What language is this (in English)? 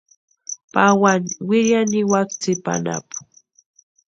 Western Highland Purepecha